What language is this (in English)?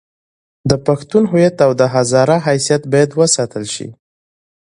Pashto